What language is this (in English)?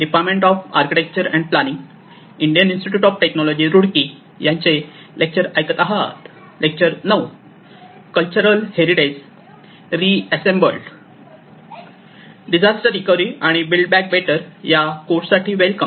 Marathi